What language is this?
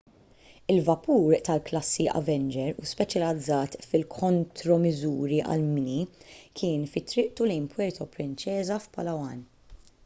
Maltese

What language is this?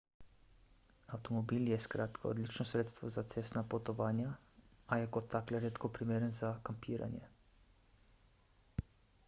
Slovenian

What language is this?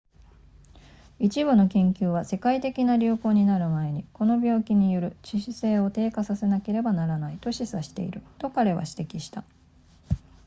Japanese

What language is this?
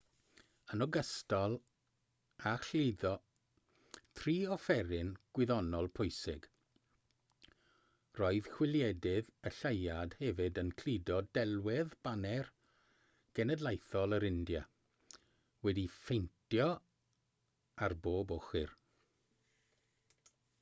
Welsh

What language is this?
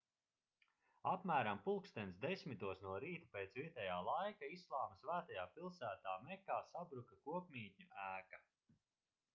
Latvian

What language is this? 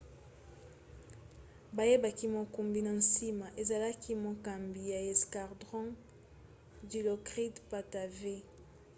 Lingala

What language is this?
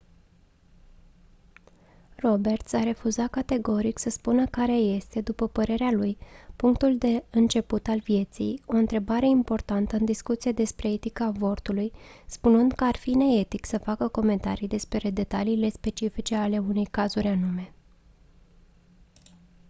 Romanian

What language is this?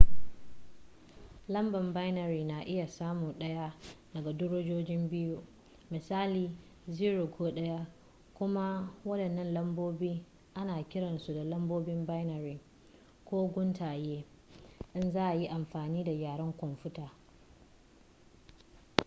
Hausa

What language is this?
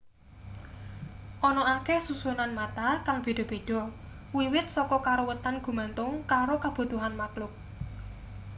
Javanese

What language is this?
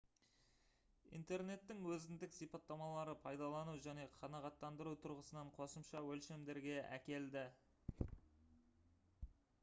Kazakh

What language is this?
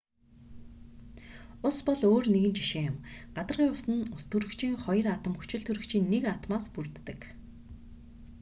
Mongolian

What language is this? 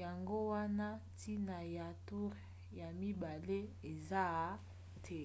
Lingala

